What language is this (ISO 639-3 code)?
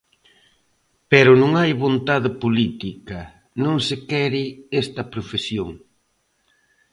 glg